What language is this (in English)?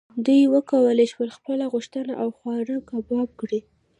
Pashto